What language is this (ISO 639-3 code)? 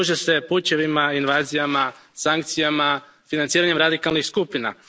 hrv